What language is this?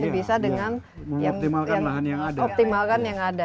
Indonesian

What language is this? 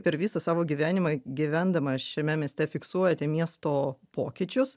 Lithuanian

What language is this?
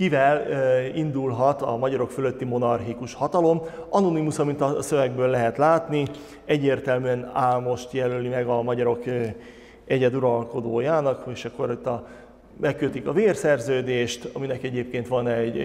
Hungarian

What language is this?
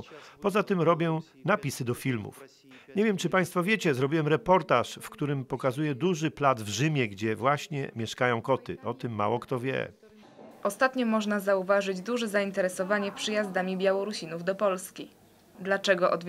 Polish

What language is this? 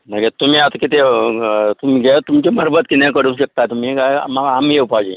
Konkani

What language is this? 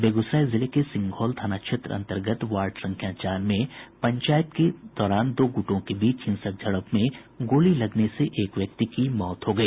Hindi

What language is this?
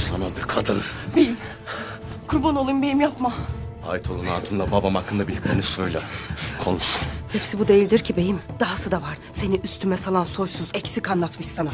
Turkish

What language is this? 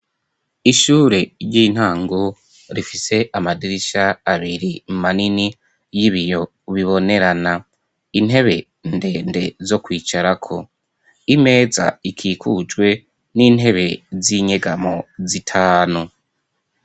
Rundi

